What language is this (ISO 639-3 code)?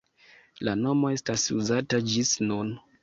epo